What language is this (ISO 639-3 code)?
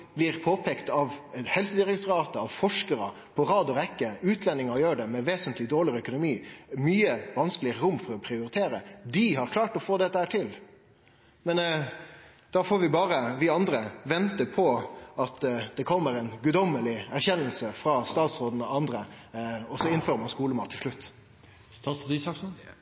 nno